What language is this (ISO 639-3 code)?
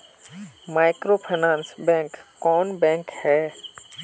mag